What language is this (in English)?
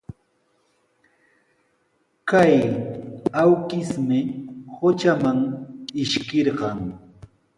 Sihuas Ancash Quechua